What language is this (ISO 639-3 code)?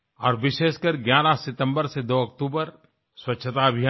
hin